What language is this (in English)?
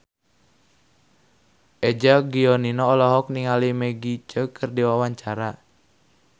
Sundanese